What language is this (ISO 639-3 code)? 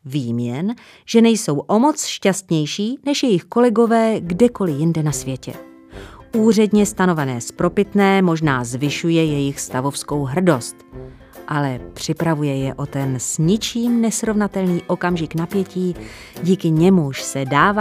ces